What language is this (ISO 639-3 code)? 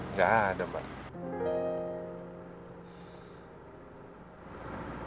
ind